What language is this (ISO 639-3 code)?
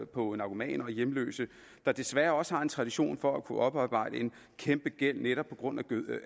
dan